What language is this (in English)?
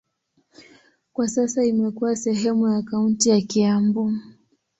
Swahili